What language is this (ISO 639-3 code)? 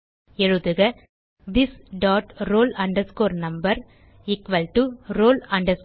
tam